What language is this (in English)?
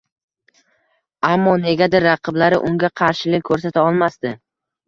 Uzbek